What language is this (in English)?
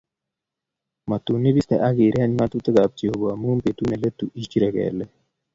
Kalenjin